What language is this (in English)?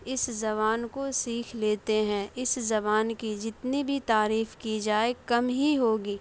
Urdu